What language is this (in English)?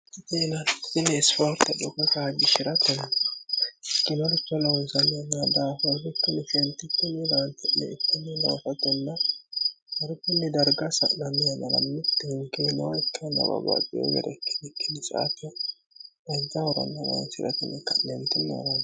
Sidamo